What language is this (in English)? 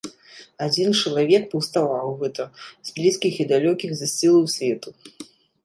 Belarusian